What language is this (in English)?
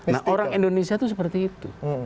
Indonesian